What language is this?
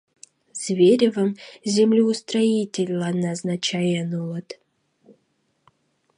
Mari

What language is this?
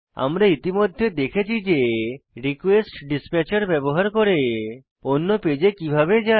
Bangla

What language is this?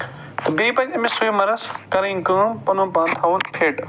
Kashmiri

